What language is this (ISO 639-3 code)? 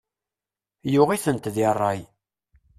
kab